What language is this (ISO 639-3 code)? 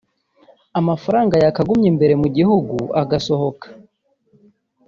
kin